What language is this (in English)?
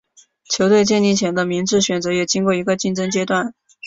Chinese